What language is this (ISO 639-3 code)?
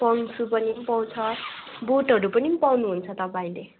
nep